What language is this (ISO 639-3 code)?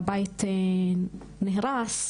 heb